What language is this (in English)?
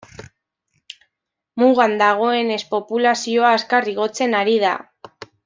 Basque